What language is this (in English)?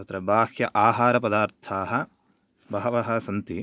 Sanskrit